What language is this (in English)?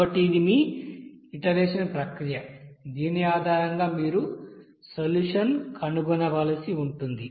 Telugu